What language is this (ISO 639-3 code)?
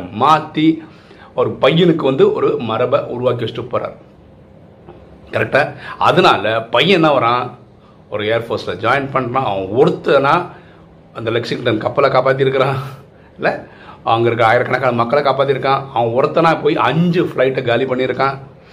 tam